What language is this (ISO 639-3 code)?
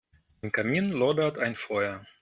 deu